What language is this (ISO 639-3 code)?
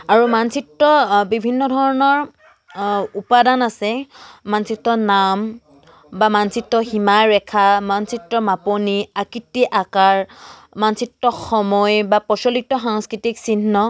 asm